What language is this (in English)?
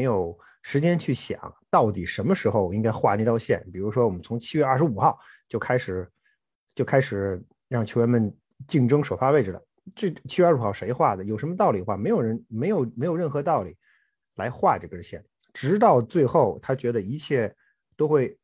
Chinese